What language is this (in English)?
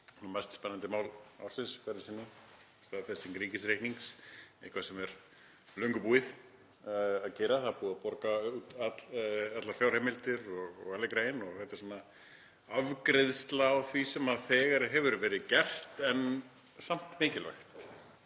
Icelandic